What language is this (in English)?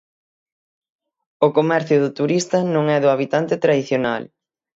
Galician